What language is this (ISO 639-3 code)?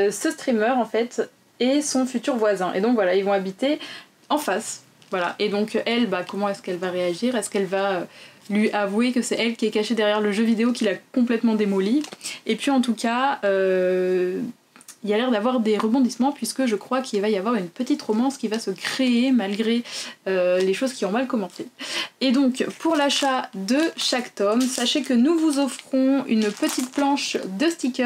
fra